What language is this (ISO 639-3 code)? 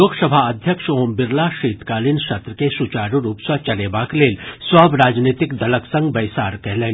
mai